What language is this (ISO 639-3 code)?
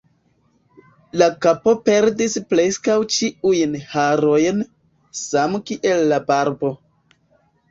epo